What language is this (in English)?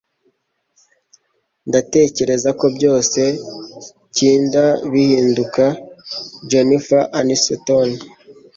Kinyarwanda